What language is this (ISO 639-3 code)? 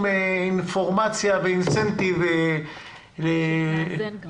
heb